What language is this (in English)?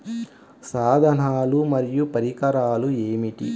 Telugu